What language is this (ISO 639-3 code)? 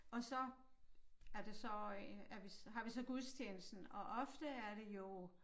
dan